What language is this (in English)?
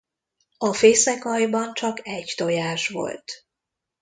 Hungarian